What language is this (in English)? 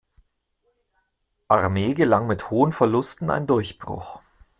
German